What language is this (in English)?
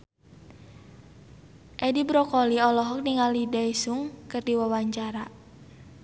Sundanese